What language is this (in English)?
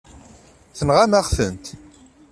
Kabyle